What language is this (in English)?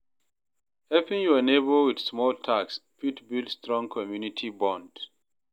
Nigerian Pidgin